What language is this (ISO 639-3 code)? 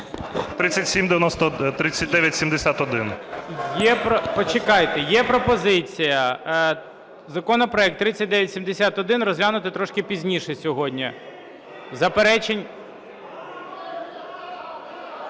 ukr